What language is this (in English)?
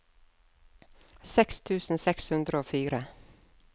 Norwegian